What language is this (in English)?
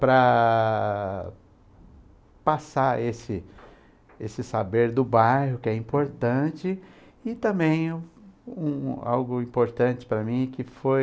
Portuguese